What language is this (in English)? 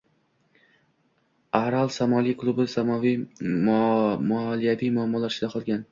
Uzbek